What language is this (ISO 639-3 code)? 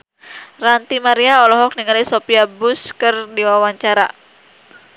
sun